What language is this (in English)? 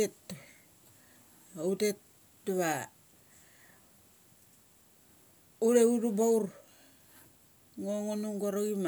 Mali